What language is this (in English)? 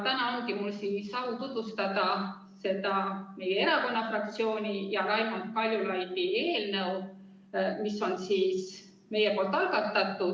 Estonian